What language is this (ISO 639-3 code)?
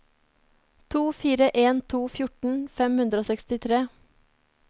nor